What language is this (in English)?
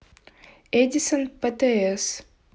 Russian